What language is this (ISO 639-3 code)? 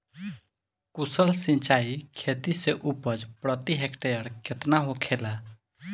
bho